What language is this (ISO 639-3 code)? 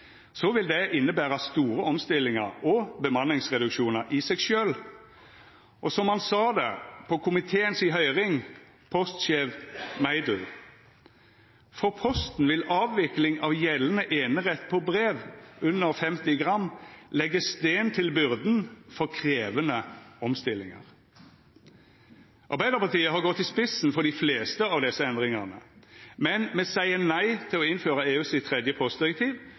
nno